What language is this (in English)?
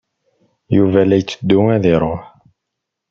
Kabyle